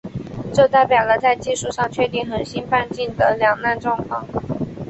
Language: Chinese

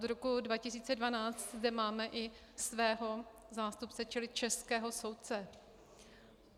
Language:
Czech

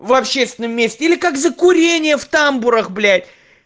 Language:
Russian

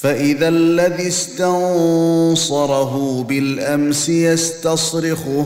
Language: Arabic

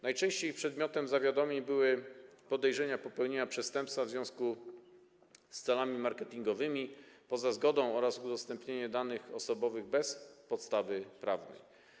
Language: Polish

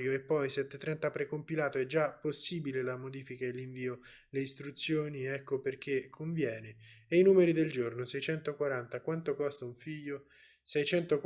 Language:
Italian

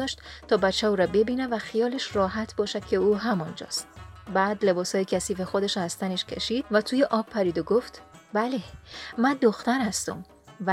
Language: Persian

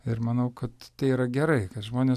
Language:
Lithuanian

